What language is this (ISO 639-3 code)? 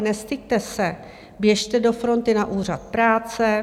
ces